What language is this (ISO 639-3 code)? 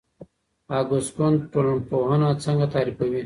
pus